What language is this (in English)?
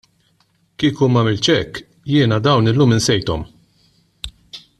Maltese